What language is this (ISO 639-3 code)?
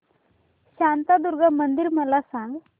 mar